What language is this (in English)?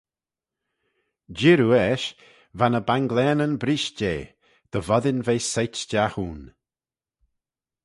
Manx